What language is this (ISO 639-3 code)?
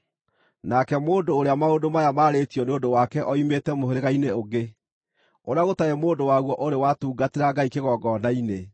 kik